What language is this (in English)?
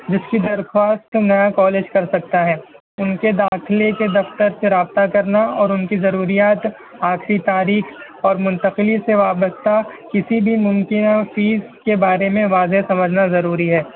Urdu